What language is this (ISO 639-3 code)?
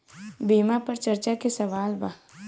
bho